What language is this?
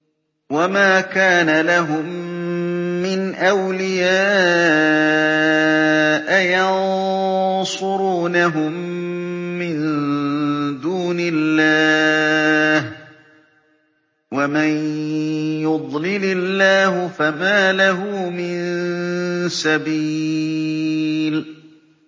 Arabic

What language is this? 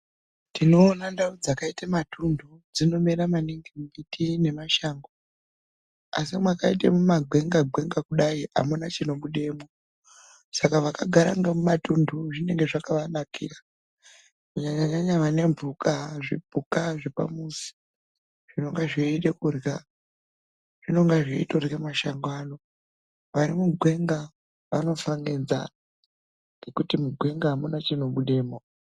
Ndau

